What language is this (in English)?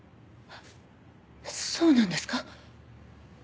Japanese